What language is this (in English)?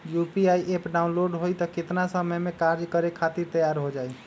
Magahi